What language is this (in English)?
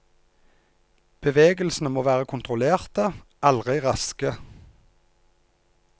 Norwegian